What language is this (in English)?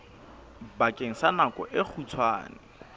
Southern Sotho